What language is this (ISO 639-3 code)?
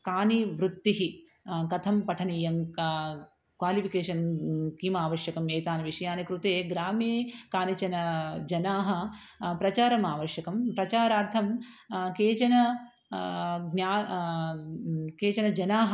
san